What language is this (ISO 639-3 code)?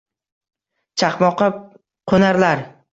uzb